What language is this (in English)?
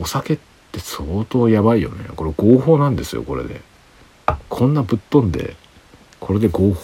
Japanese